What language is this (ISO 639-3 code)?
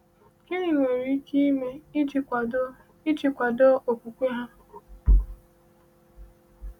ibo